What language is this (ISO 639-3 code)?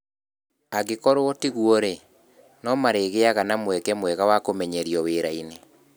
kik